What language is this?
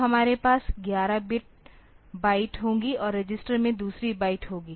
Hindi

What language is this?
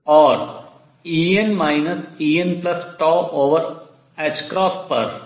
Hindi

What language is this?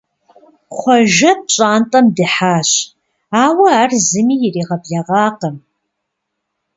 Kabardian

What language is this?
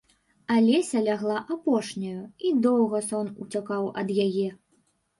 Belarusian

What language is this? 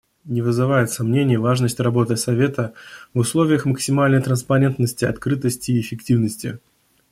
Russian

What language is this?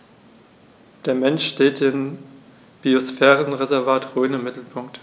German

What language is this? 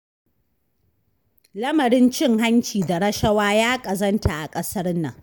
Hausa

